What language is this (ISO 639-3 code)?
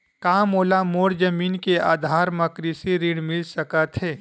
hne